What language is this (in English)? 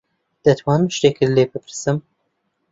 Central Kurdish